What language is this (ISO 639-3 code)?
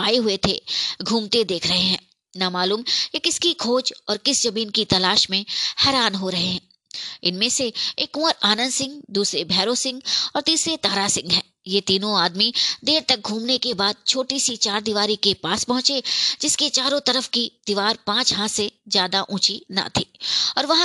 hin